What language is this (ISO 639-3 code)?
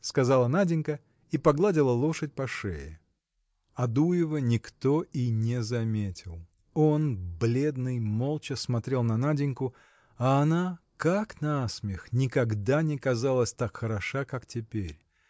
rus